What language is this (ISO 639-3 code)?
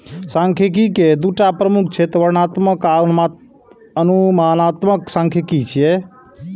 mai